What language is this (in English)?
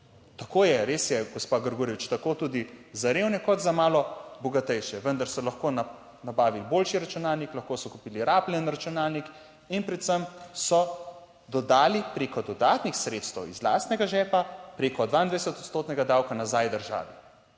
Slovenian